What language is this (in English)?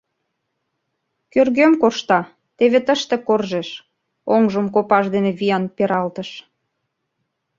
Mari